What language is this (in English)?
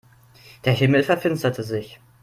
German